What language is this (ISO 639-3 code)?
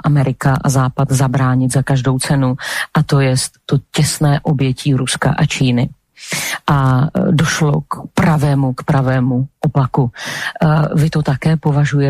slk